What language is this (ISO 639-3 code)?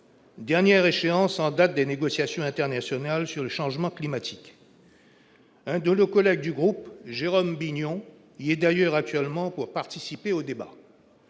fra